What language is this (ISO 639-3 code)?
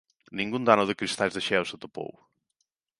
glg